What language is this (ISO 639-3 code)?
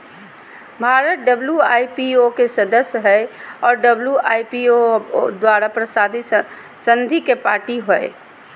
mag